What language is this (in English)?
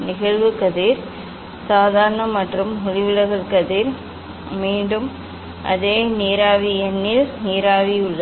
Tamil